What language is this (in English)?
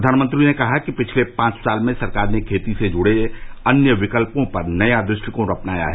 Hindi